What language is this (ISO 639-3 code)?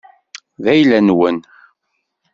kab